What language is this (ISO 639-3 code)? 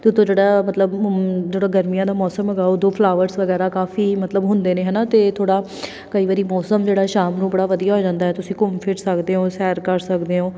pan